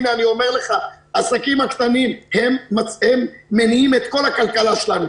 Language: Hebrew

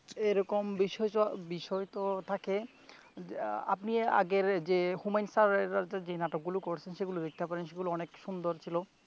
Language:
Bangla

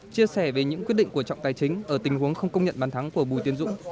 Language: Vietnamese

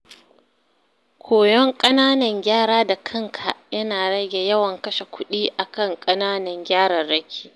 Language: Hausa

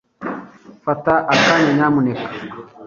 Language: Kinyarwanda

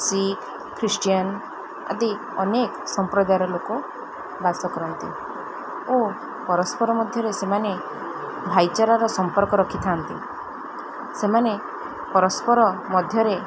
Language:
Odia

